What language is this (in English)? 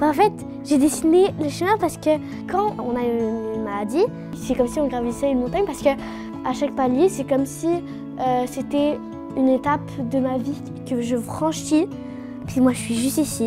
French